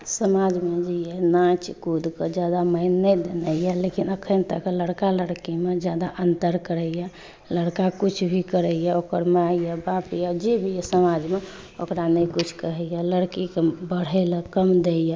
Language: Maithili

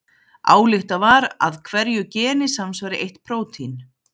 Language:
Icelandic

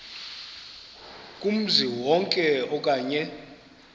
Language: Xhosa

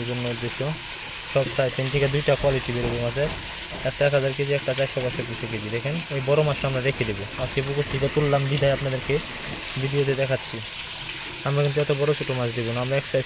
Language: Indonesian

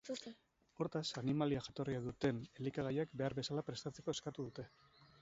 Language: Basque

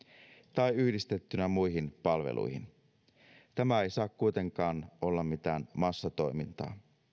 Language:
Finnish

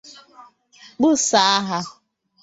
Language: Igbo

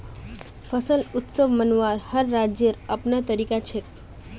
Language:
Magahi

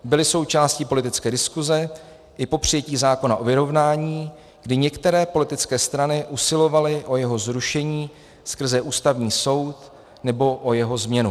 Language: Czech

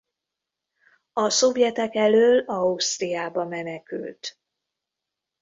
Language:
Hungarian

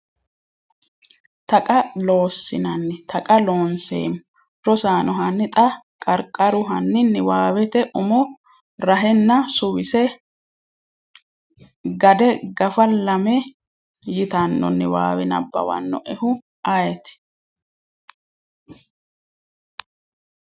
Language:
Sidamo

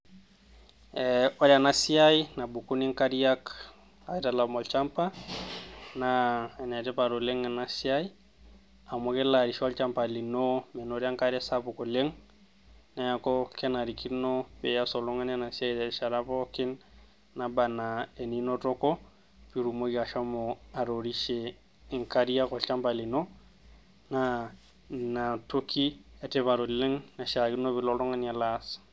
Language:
Masai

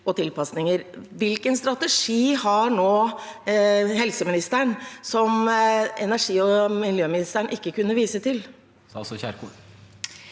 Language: Norwegian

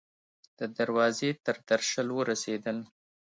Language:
Pashto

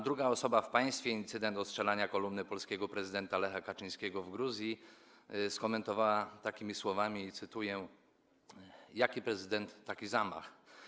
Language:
Polish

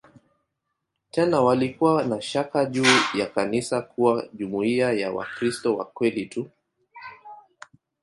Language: Swahili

